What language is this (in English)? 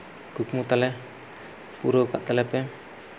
Santali